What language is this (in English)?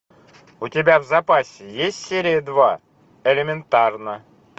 Russian